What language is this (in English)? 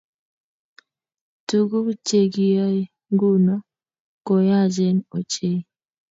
Kalenjin